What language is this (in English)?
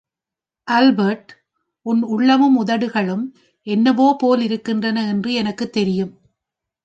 Tamil